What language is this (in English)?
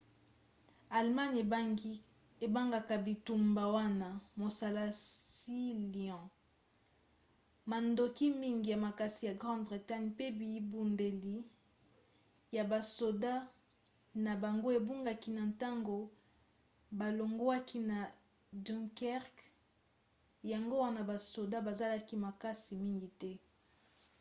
Lingala